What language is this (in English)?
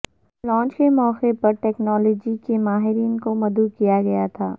Urdu